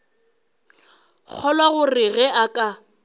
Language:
Northern Sotho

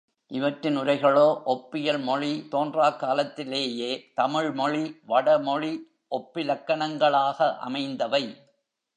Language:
Tamil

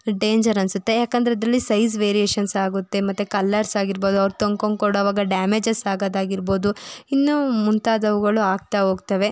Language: Kannada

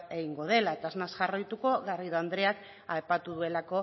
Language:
Basque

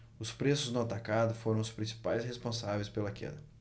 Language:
Portuguese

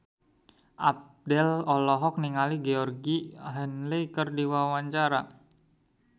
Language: Sundanese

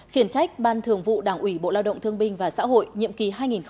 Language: Vietnamese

